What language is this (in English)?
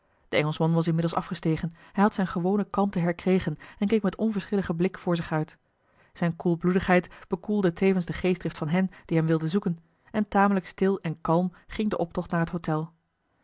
Dutch